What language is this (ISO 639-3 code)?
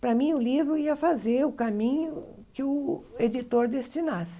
por